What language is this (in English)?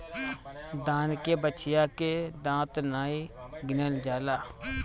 Bhojpuri